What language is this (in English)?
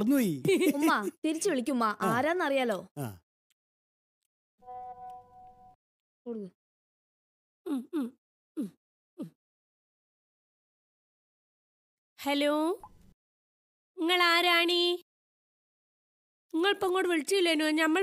Malayalam